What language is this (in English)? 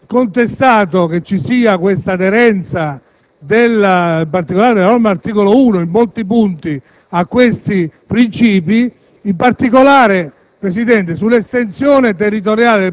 Italian